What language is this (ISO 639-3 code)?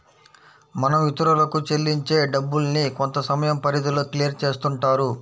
tel